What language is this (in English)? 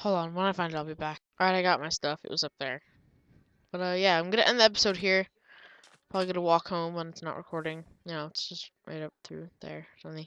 English